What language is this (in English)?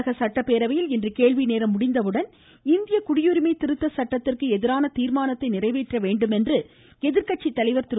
Tamil